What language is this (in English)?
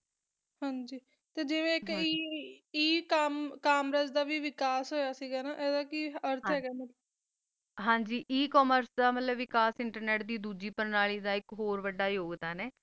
Punjabi